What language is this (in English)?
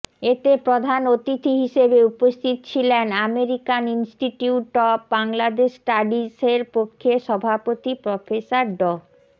Bangla